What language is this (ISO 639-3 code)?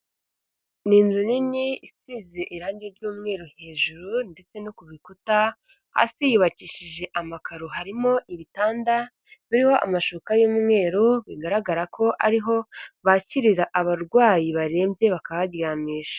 kin